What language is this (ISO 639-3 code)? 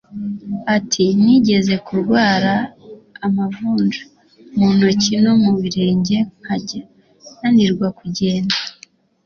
kin